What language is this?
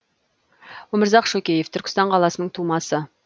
Kazakh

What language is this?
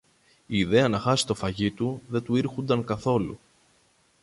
Greek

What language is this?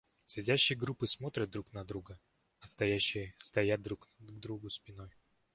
Russian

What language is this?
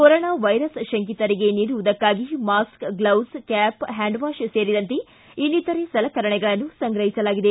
Kannada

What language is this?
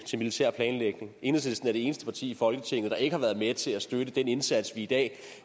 Danish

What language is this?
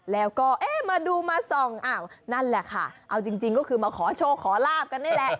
Thai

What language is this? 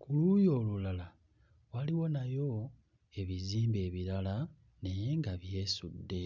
Ganda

